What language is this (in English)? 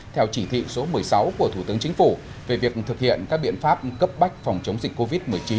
Vietnamese